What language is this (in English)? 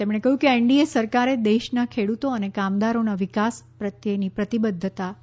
Gujarati